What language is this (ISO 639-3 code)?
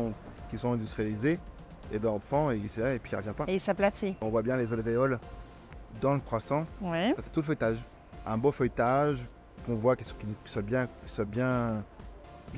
fra